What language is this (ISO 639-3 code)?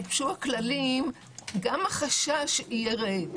heb